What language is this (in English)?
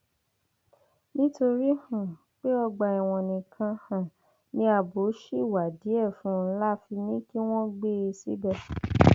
Yoruba